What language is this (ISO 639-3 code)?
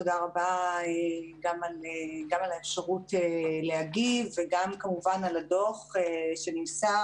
heb